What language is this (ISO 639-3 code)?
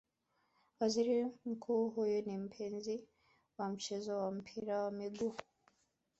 swa